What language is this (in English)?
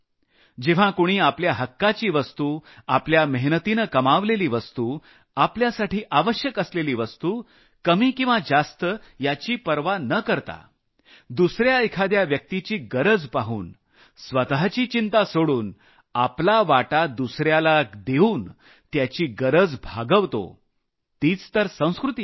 Marathi